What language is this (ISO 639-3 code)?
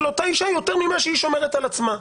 heb